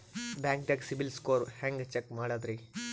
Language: Kannada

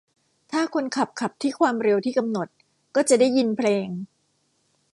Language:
Thai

